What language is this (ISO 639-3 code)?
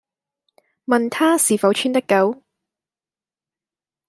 yue